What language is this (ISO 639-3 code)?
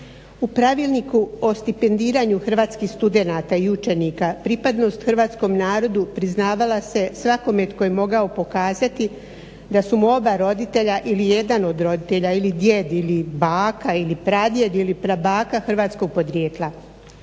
hrv